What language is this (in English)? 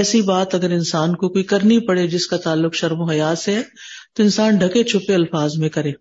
Urdu